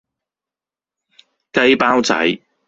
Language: Cantonese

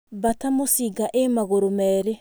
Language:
Kikuyu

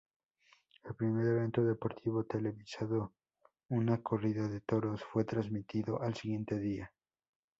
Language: Spanish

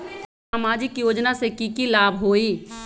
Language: Magahi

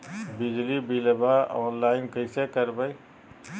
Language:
Magahi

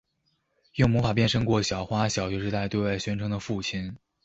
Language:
Chinese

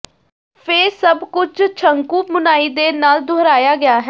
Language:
Punjabi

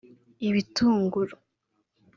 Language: Kinyarwanda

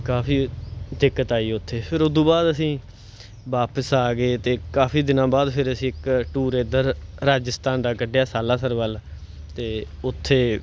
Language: Punjabi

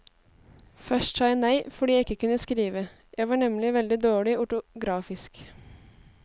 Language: Norwegian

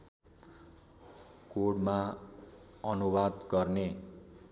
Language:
Nepali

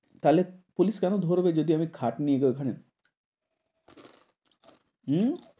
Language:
Bangla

